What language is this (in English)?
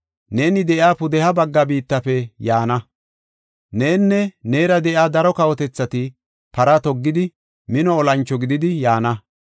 Gofa